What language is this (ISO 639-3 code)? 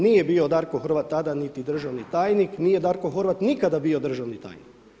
hrv